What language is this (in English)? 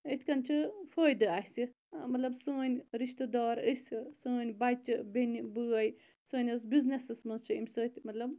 Kashmiri